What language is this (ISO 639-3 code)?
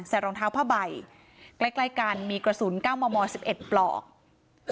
tha